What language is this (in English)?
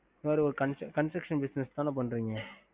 Tamil